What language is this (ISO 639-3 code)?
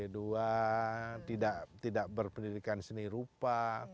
ind